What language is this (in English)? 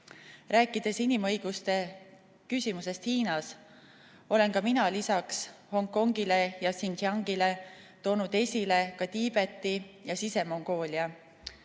Estonian